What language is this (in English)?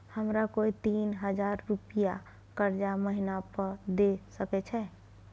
Maithili